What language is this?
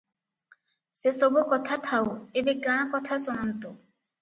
Odia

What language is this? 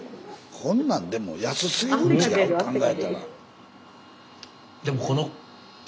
Japanese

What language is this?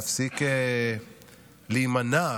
Hebrew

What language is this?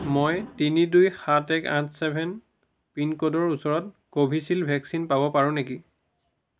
Assamese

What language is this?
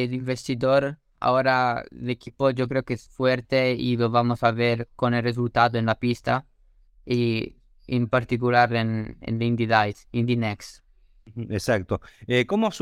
Spanish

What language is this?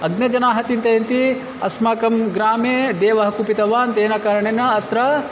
Sanskrit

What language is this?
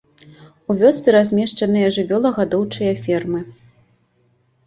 Belarusian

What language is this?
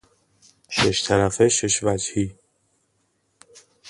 Persian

